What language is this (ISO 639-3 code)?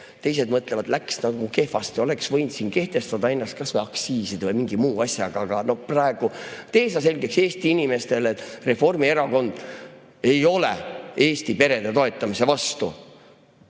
est